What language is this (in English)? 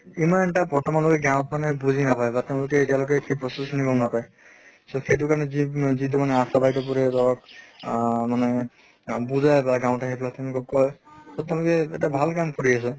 Assamese